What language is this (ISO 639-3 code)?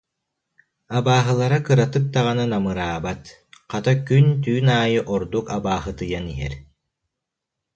sah